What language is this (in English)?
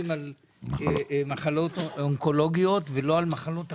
Hebrew